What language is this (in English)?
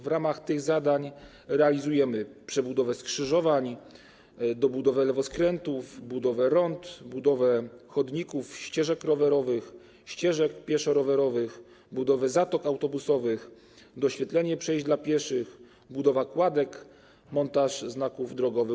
Polish